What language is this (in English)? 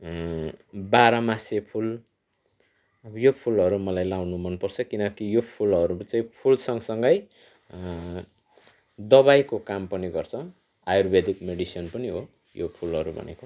Nepali